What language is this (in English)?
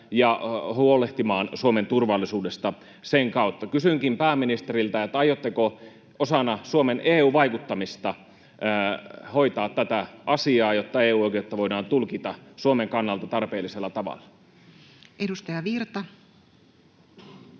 Finnish